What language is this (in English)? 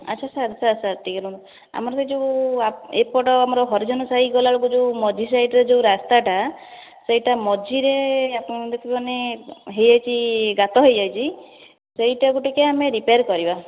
Odia